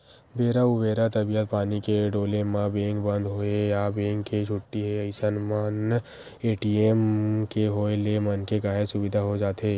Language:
Chhattisgarhi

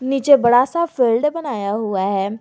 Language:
Hindi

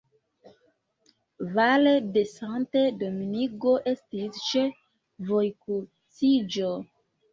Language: Esperanto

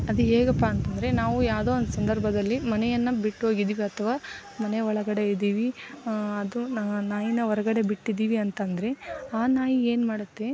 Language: Kannada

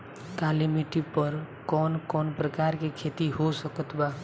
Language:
Bhojpuri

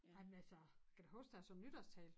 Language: Danish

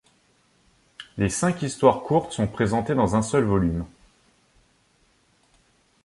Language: French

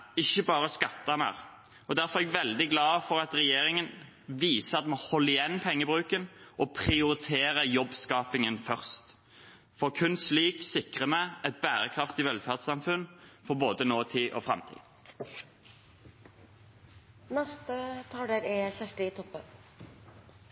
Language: Norwegian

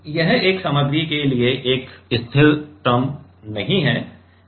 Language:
Hindi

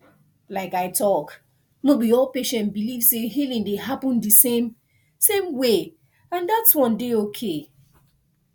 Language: Nigerian Pidgin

